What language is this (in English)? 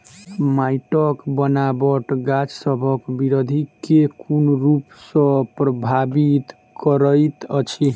Maithili